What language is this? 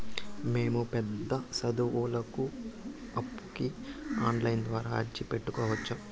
Telugu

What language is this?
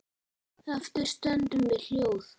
Icelandic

